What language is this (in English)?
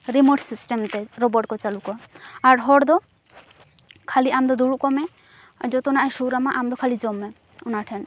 Santali